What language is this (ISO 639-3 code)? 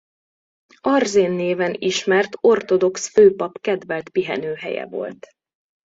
hun